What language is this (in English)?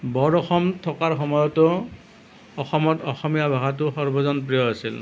Assamese